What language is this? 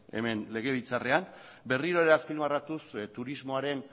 Basque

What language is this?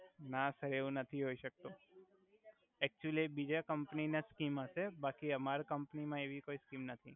Gujarati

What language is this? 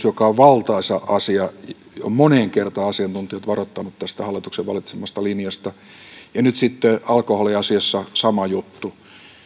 Finnish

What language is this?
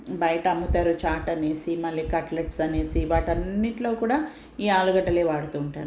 Telugu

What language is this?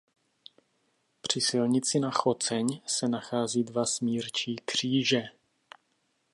Czech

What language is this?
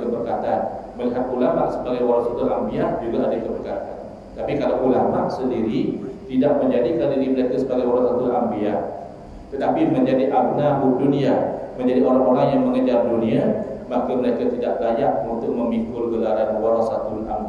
Malay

